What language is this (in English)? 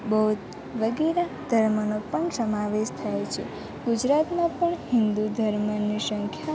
Gujarati